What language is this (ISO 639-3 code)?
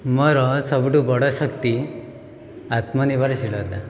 ori